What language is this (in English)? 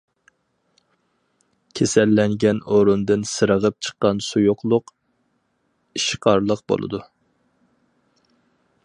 Uyghur